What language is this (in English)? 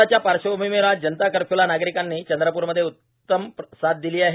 Marathi